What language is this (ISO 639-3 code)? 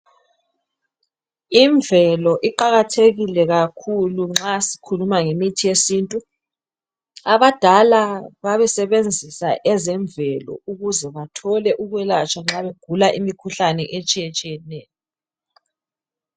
nde